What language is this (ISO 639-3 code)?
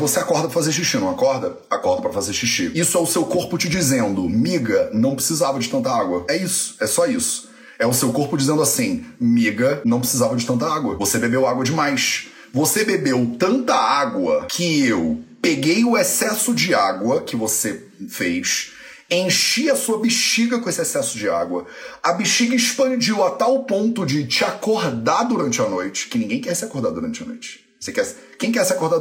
por